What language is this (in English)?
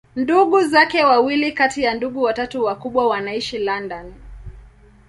Swahili